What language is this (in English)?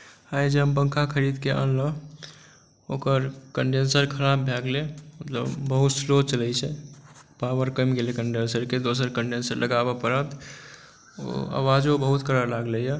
Maithili